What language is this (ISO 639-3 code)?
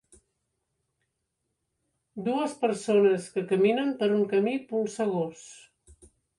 cat